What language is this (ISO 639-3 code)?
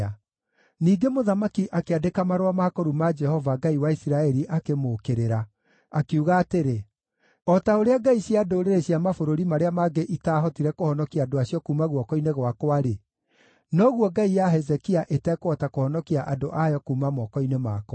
kik